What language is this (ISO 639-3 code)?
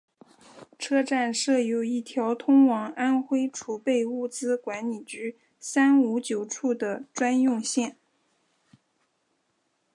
zho